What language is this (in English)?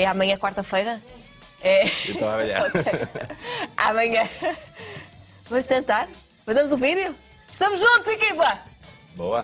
Portuguese